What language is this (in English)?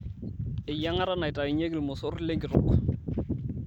Masai